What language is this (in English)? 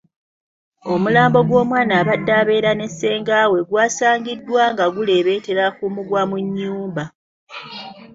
Ganda